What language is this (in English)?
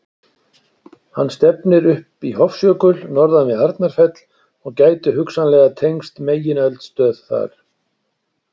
Icelandic